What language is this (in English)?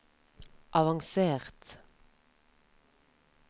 Norwegian